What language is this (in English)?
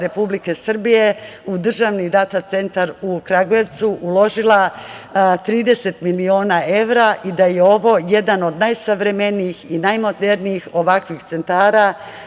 Serbian